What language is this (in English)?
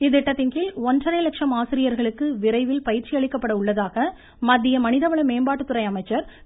Tamil